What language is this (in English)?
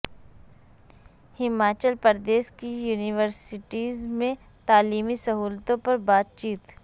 Urdu